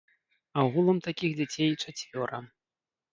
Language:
Belarusian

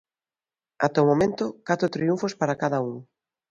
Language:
Galician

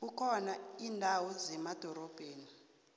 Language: South Ndebele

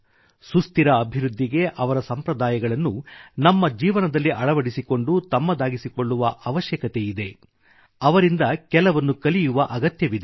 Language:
Kannada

